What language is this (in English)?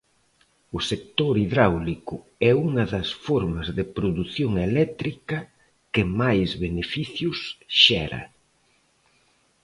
Galician